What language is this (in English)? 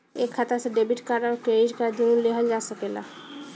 Bhojpuri